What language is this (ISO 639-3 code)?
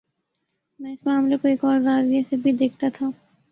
urd